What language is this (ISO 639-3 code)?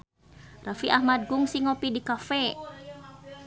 sun